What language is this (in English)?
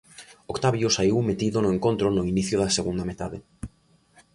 Galician